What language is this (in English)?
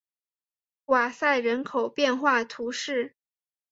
Chinese